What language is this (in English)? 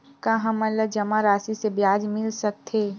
Chhattisgarhi